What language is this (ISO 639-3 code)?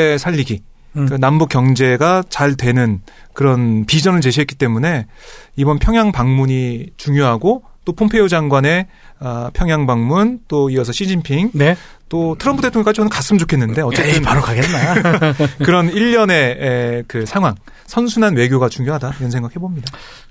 kor